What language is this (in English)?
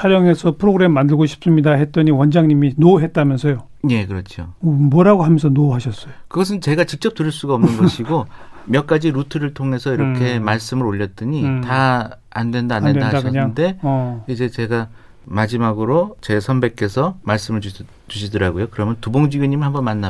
Korean